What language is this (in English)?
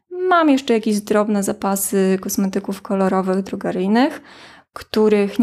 Polish